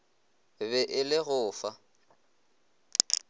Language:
Northern Sotho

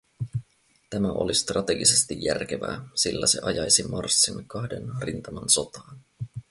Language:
Finnish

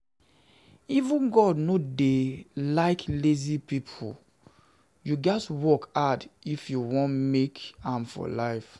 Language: Nigerian Pidgin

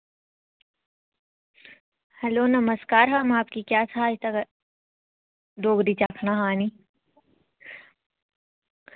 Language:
Dogri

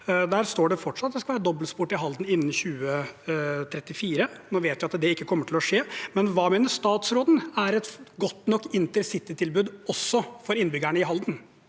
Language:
Norwegian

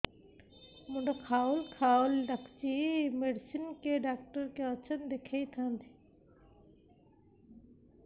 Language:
Odia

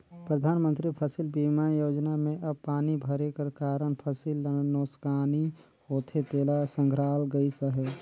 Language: Chhattisgarhi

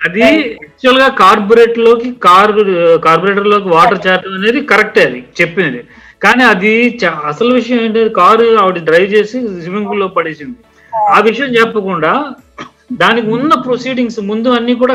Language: Telugu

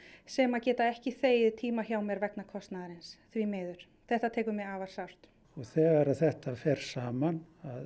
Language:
Icelandic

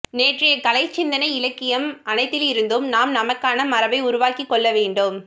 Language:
Tamil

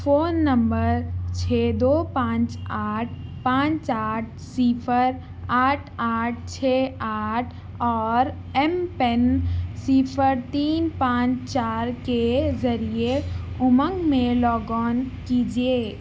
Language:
Urdu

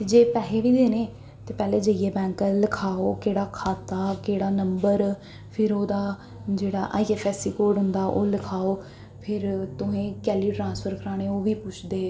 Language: Dogri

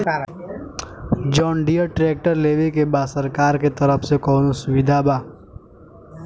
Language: Bhojpuri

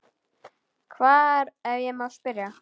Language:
Icelandic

